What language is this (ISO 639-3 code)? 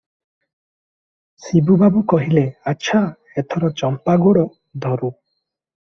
ori